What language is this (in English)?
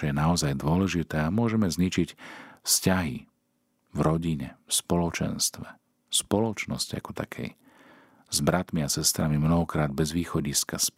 Slovak